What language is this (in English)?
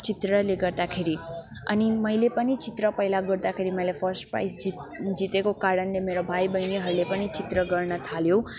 Nepali